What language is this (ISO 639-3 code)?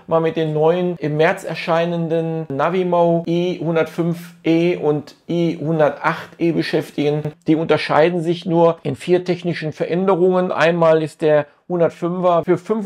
deu